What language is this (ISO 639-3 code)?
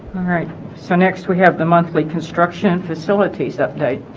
eng